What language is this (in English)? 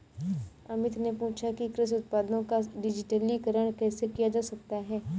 Hindi